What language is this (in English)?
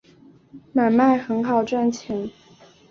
Chinese